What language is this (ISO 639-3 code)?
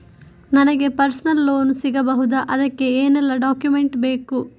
kan